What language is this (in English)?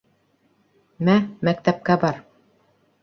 Bashkir